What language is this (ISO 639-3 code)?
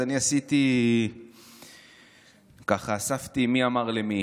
heb